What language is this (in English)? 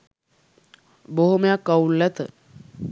Sinhala